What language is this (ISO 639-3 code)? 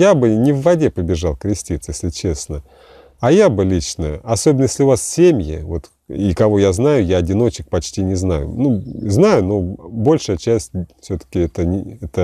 rus